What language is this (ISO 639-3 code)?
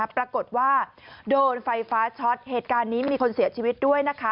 tha